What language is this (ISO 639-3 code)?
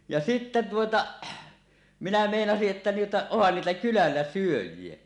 fin